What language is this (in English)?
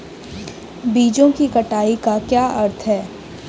Hindi